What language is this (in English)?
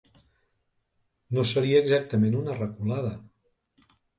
Catalan